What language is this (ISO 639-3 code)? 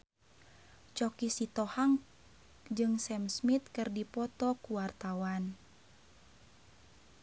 sun